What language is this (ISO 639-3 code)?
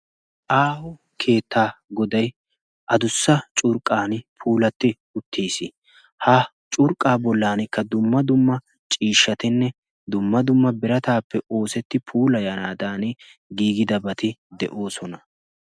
wal